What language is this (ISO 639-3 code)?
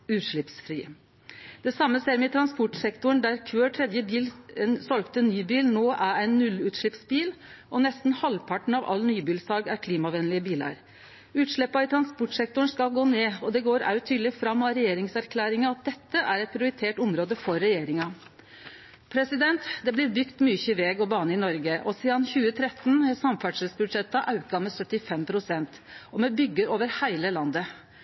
nno